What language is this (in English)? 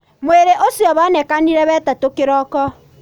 Kikuyu